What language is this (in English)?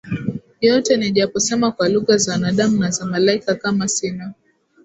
Swahili